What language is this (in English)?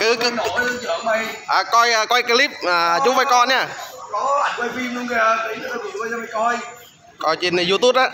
Vietnamese